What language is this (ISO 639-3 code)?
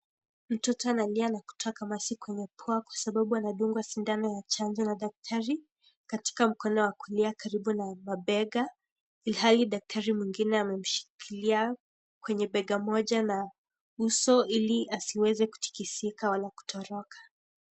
swa